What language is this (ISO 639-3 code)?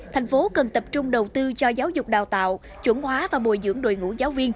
vie